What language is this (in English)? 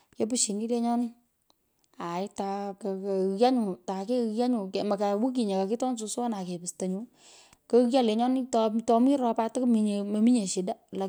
Pökoot